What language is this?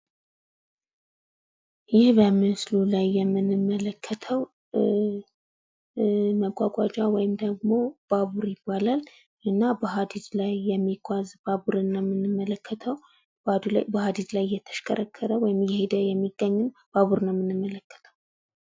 Amharic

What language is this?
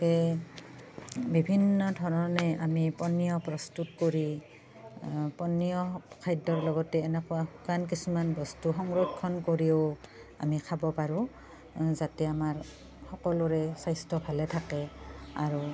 Assamese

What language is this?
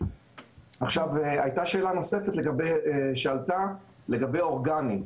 Hebrew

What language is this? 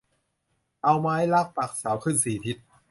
Thai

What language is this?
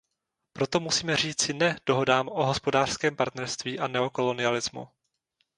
Czech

